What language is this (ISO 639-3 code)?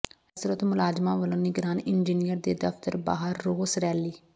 pan